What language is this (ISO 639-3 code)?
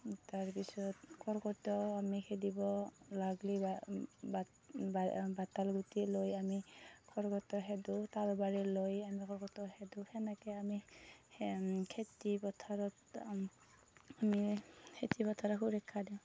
asm